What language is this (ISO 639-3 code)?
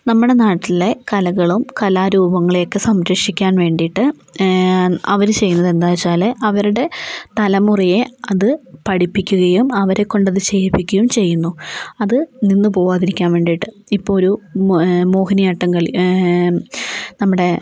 mal